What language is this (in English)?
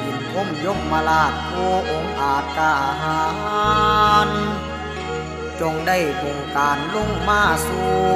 Thai